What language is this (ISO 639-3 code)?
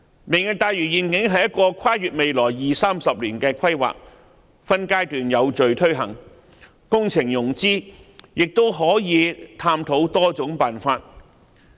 yue